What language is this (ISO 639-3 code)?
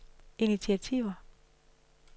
dan